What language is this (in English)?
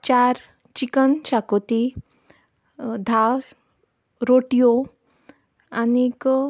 Konkani